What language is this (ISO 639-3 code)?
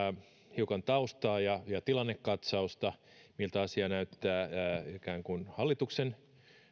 fin